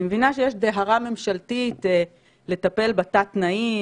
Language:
Hebrew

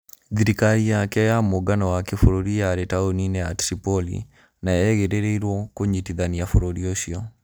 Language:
Kikuyu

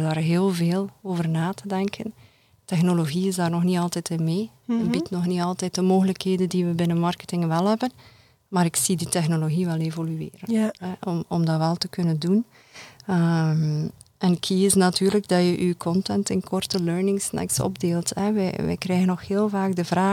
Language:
Dutch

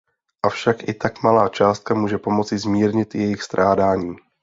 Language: Czech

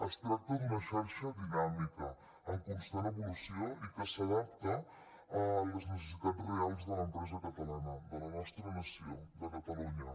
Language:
Catalan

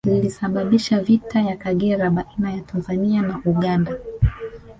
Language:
Swahili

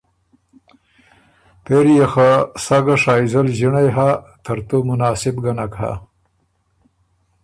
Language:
Ormuri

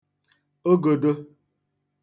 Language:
Igbo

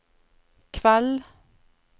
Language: Norwegian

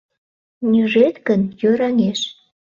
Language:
Mari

